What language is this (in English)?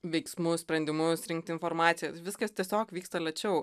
Lithuanian